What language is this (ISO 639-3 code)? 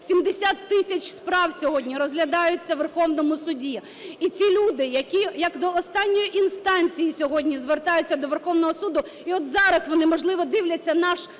ukr